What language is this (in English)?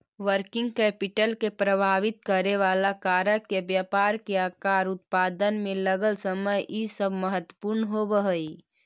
Magahi